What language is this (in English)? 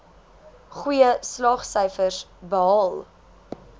Afrikaans